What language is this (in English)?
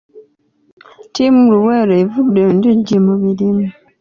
Ganda